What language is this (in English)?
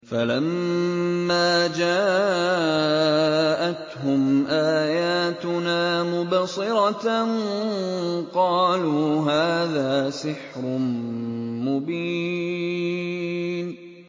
Arabic